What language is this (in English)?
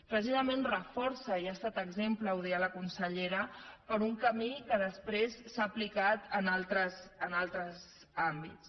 Catalan